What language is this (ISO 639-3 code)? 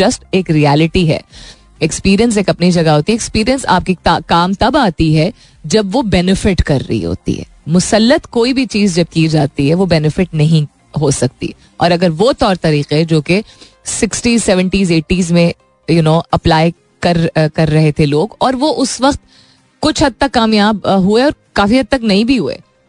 hin